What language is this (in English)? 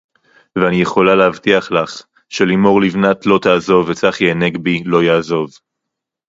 Hebrew